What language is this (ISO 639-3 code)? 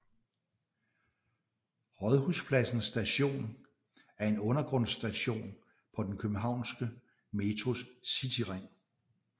dan